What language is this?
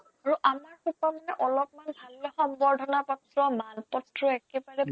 Assamese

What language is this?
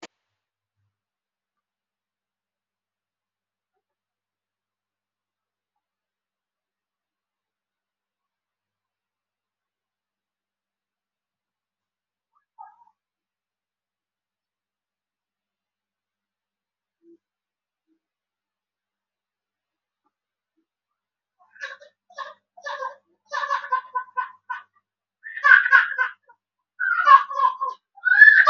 Somali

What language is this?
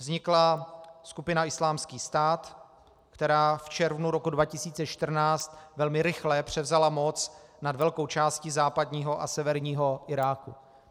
Czech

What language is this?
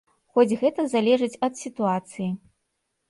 Belarusian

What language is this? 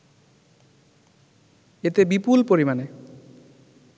Bangla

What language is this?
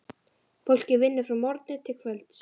Icelandic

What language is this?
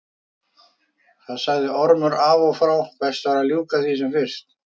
Icelandic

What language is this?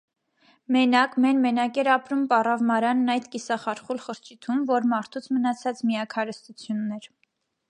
Armenian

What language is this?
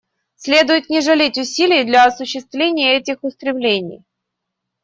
Russian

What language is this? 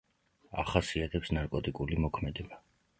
Georgian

